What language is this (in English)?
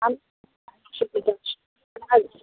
Bangla